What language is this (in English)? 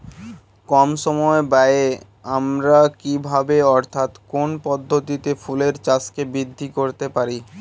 Bangla